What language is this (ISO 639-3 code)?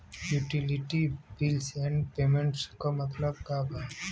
bho